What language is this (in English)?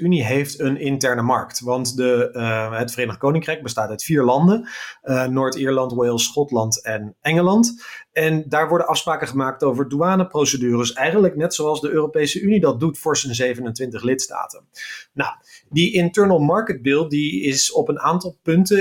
Dutch